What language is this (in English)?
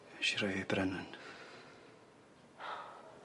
Welsh